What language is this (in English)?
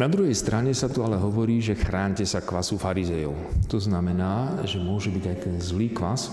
Slovak